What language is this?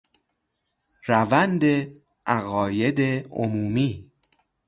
Persian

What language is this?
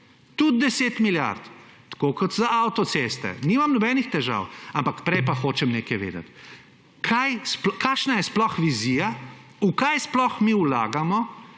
Slovenian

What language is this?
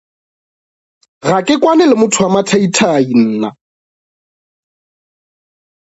Northern Sotho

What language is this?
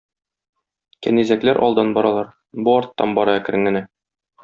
Tatar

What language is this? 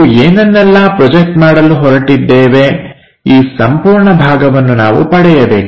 Kannada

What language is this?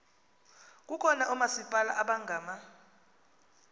Xhosa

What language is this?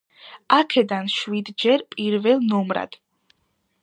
Georgian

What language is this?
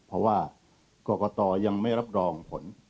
Thai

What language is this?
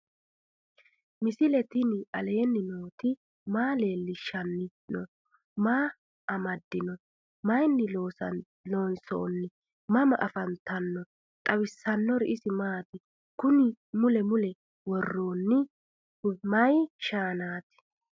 Sidamo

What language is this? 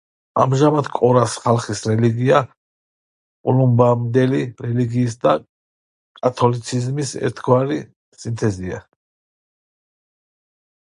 Georgian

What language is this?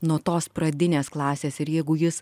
Lithuanian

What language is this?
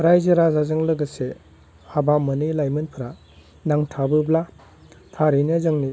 Bodo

